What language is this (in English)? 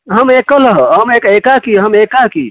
Sanskrit